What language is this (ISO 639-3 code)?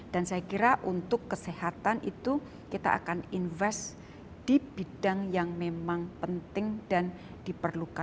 ind